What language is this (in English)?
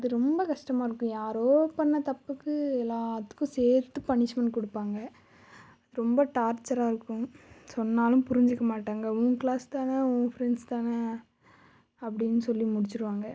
Tamil